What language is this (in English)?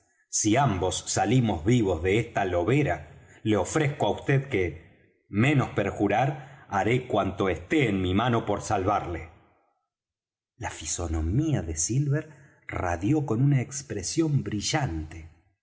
Spanish